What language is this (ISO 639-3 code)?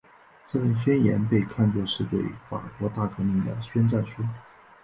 zho